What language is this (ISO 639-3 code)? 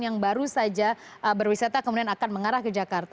ind